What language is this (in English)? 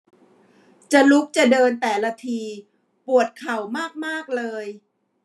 Thai